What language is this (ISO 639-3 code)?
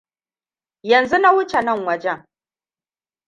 hau